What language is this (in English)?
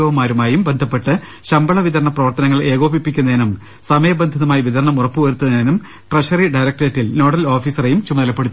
Malayalam